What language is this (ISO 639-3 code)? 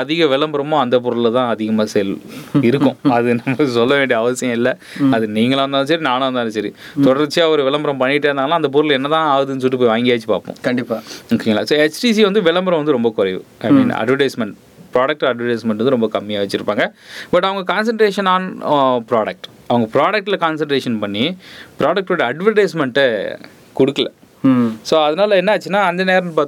tam